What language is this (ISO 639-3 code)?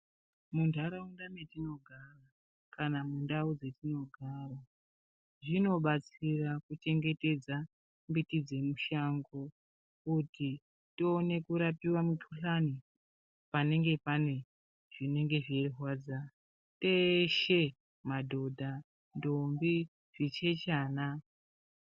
ndc